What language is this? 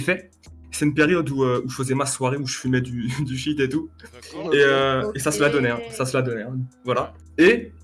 French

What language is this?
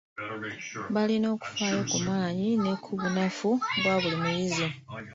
Ganda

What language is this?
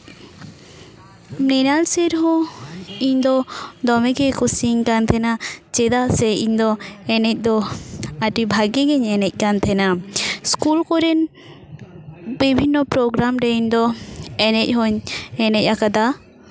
Santali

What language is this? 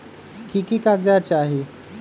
Magahi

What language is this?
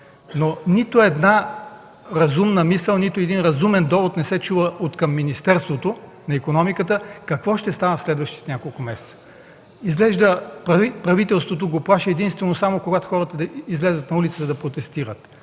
Bulgarian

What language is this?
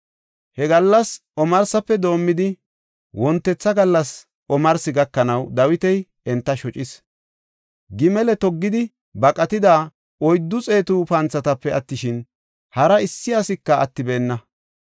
Gofa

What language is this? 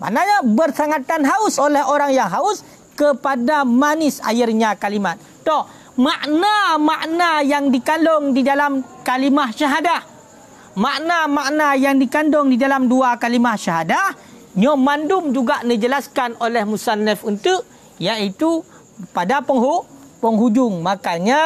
Malay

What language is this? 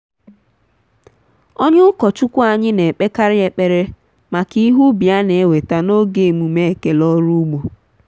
Igbo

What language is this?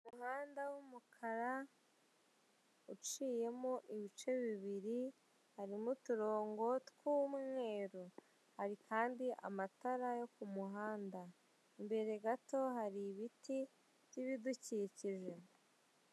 Kinyarwanda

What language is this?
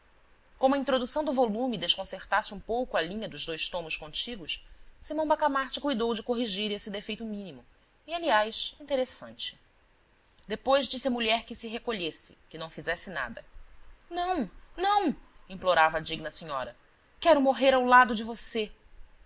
Portuguese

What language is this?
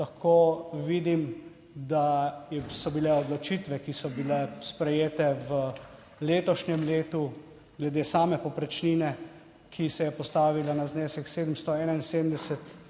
Slovenian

